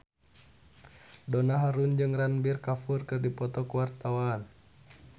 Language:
Sundanese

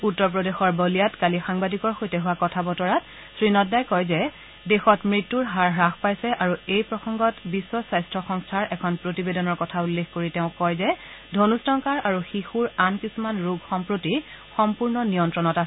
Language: Assamese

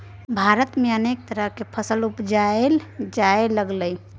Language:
Maithili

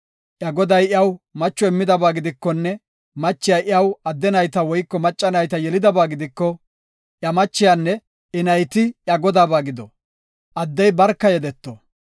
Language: Gofa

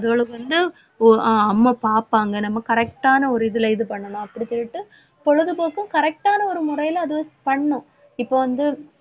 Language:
Tamil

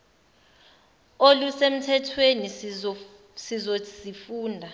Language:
Zulu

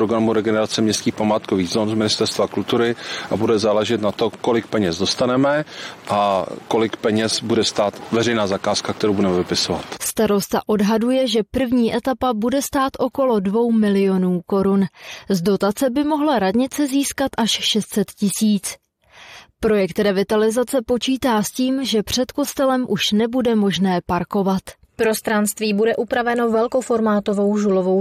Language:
Czech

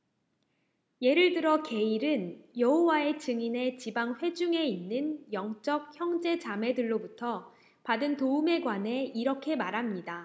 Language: Korean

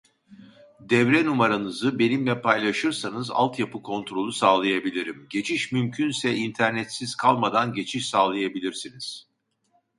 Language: Turkish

